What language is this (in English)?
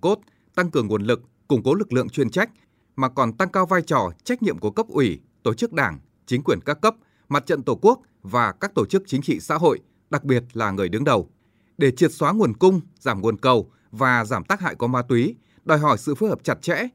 Vietnamese